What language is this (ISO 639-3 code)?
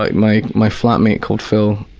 eng